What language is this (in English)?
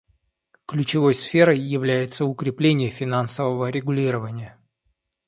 Russian